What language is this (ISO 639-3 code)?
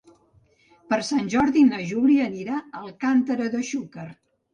cat